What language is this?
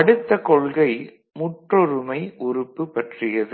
Tamil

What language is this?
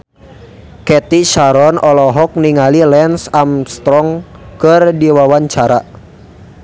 Sundanese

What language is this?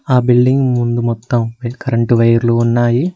Telugu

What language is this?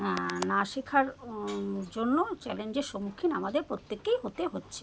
Bangla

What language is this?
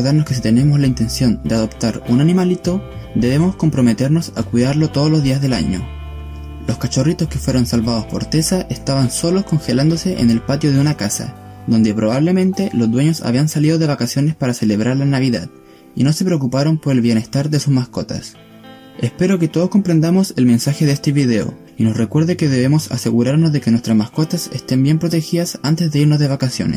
Spanish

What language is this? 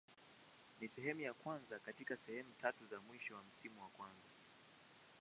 Swahili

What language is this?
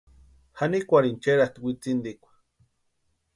Western Highland Purepecha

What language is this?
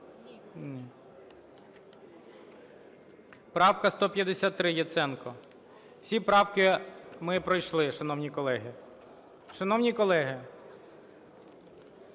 Ukrainian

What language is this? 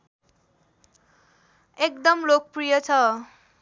Nepali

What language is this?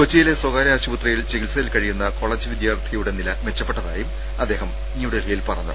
Malayalam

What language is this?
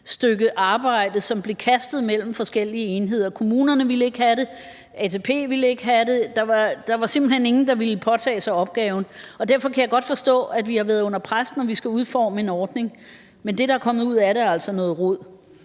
Danish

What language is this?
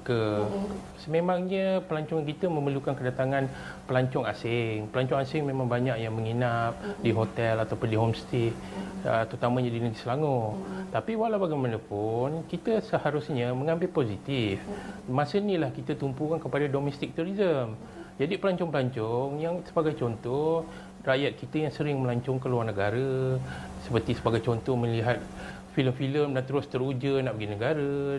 Malay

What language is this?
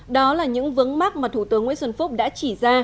Vietnamese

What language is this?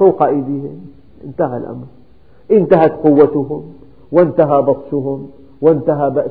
Arabic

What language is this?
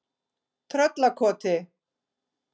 Icelandic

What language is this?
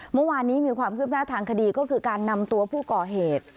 Thai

